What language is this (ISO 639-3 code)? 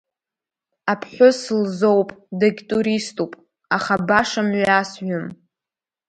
abk